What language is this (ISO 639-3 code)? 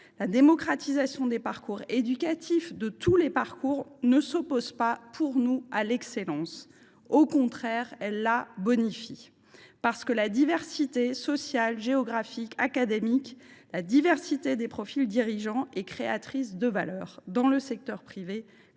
fra